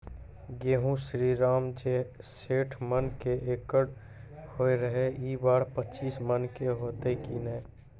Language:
Maithili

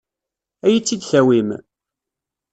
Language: Kabyle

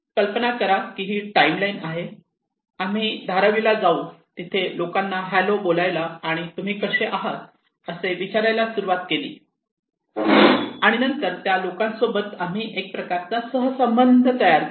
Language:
Marathi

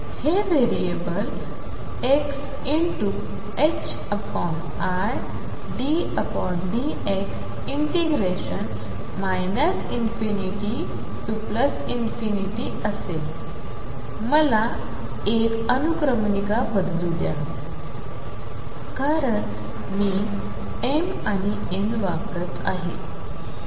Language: Marathi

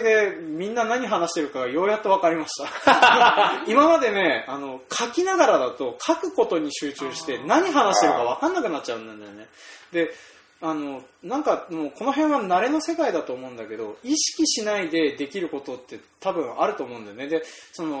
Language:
Japanese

